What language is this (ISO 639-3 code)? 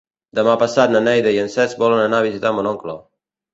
cat